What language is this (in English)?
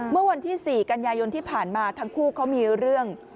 Thai